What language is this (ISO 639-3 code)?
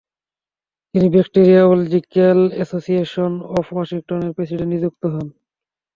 ben